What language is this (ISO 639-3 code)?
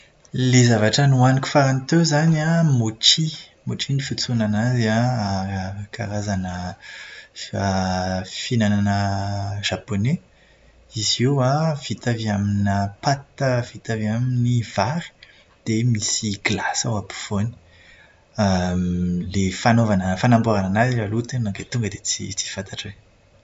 mlg